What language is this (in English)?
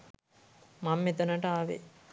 Sinhala